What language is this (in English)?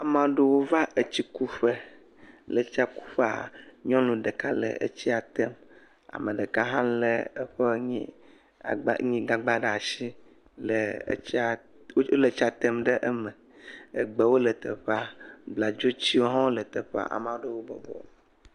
Ewe